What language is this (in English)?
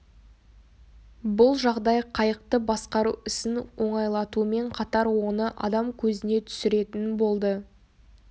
Kazakh